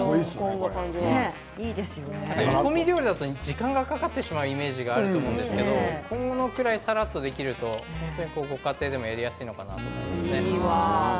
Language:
Japanese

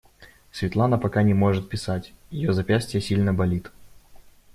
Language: Russian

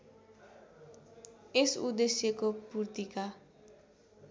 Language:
Nepali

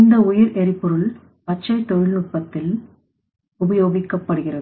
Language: Tamil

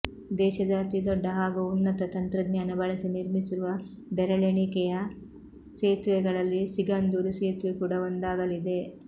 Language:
Kannada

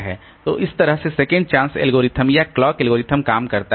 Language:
Hindi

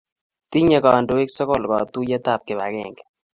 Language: Kalenjin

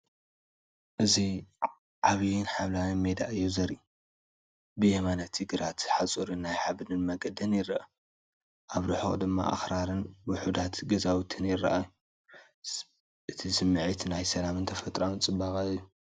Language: Tigrinya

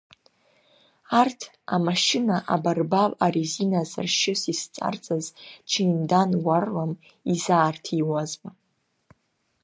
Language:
Abkhazian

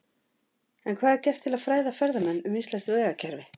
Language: Icelandic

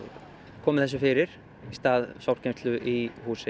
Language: Icelandic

